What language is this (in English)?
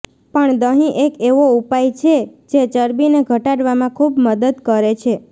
Gujarati